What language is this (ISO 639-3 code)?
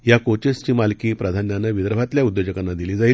mar